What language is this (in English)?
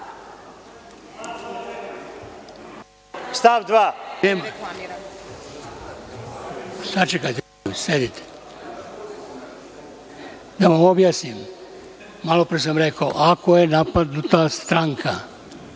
Serbian